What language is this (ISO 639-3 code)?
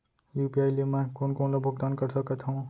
hne